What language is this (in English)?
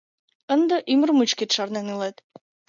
Mari